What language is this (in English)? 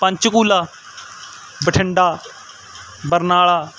Punjabi